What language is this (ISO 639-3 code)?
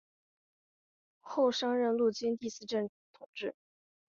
zho